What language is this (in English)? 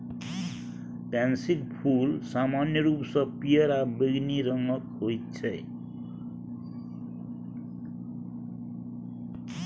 Maithili